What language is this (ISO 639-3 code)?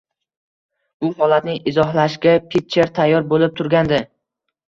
uzb